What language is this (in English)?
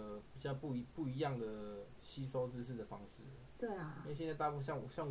Chinese